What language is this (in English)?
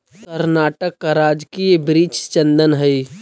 Magahi